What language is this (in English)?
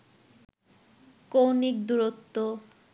Bangla